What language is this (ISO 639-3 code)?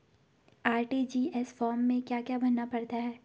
hin